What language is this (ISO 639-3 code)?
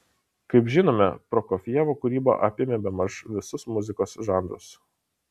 lit